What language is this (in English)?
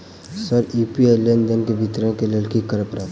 Maithili